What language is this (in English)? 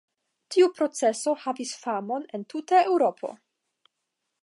Esperanto